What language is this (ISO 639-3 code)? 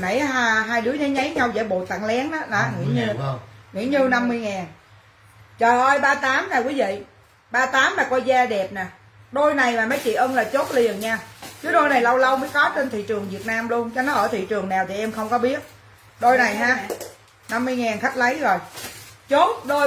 vie